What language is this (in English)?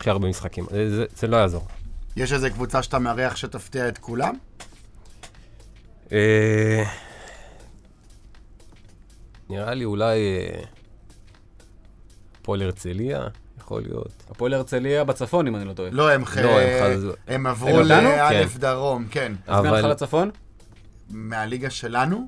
Hebrew